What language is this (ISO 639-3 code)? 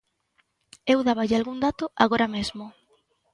glg